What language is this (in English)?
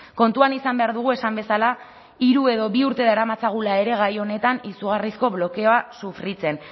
Basque